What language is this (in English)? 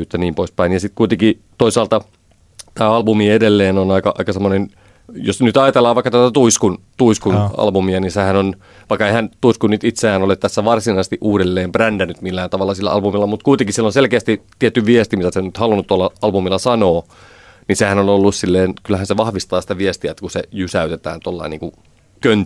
Finnish